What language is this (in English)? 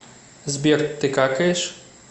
Russian